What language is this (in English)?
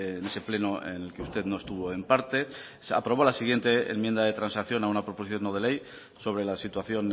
Spanish